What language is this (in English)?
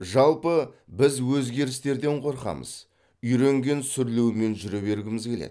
Kazakh